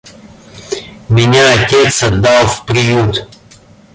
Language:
Russian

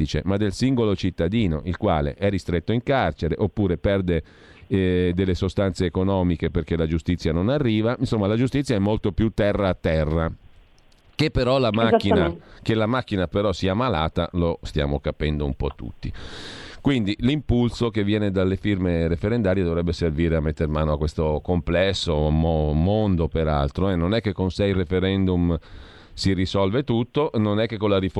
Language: Italian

